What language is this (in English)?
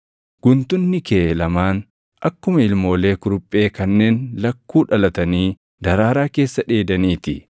Oromo